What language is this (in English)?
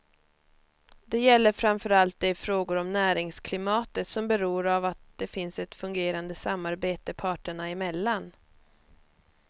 Swedish